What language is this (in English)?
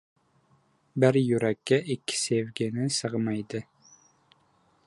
Uzbek